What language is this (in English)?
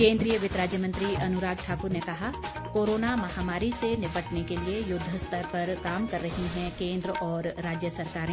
Hindi